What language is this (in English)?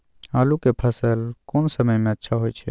Maithili